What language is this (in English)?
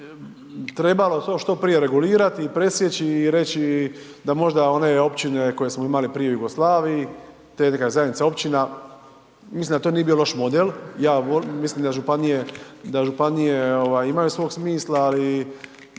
Croatian